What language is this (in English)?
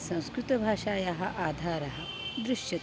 Sanskrit